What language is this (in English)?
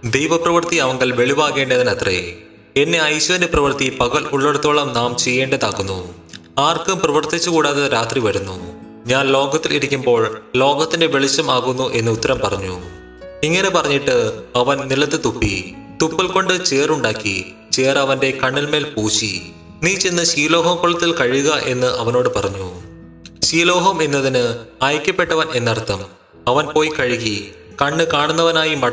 Malayalam